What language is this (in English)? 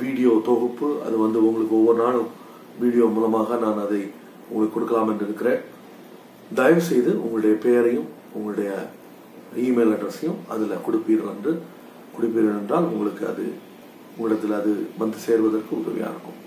Tamil